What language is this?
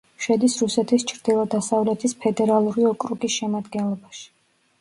Georgian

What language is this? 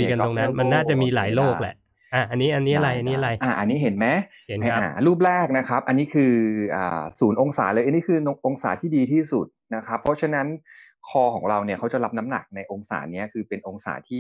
Thai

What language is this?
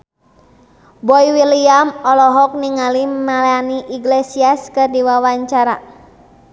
Sundanese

